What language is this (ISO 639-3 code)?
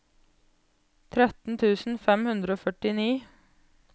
nor